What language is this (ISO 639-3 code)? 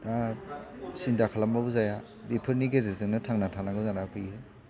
brx